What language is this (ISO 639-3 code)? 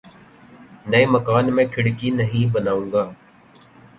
urd